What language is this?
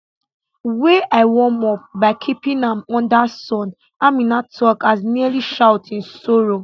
Nigerian Pidgin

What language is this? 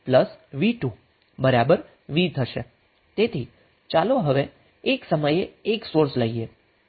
Gujarati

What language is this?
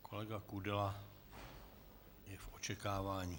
Czech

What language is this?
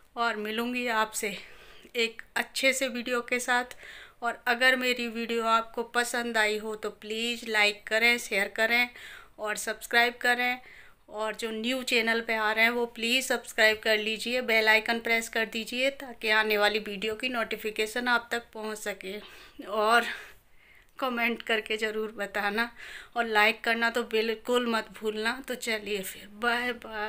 Hindi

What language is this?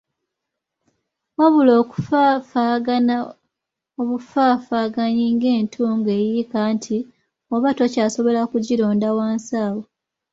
Ganda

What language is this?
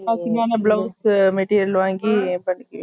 Tamil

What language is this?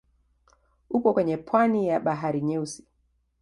Swahili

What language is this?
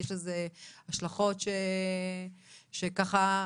Hebrew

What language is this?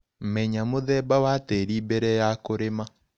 Kikuyu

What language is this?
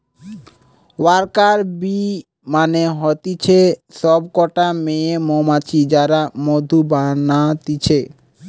Bangla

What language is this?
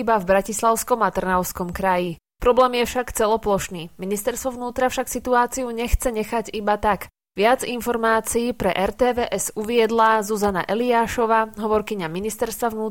Slovak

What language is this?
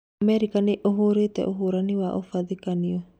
Kikuyu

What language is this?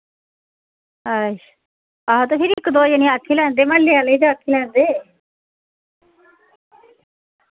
Dogri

